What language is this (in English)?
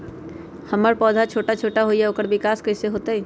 Magahi